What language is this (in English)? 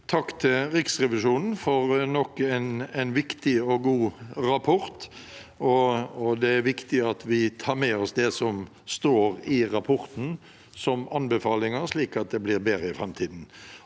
Norwegian